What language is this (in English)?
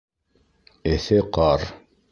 Bashkir